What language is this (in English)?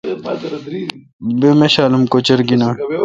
Kalkoti